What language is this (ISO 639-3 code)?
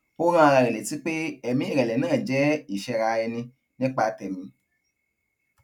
yor